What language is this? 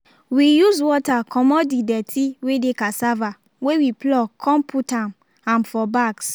Nigerian Pidgin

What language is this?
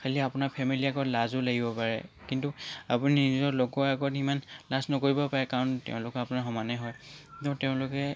Assamese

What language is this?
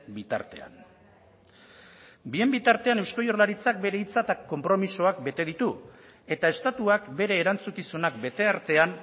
Basque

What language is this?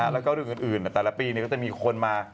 Thai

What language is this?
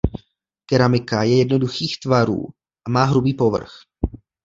Czech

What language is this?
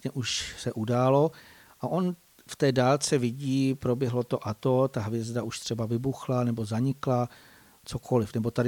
Czech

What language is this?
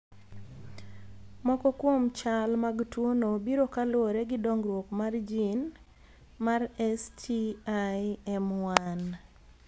Luo (Kenya and Tanzania)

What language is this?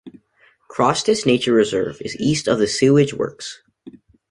English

